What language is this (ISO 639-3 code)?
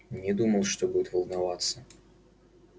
rus